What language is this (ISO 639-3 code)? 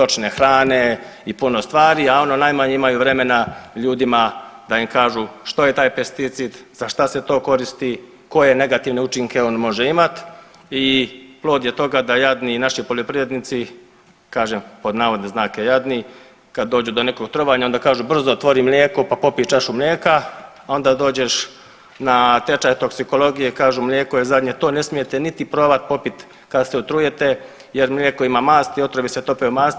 hrv